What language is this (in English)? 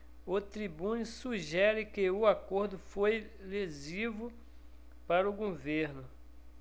Portuguese